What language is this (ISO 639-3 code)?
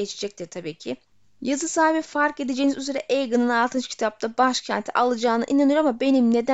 tur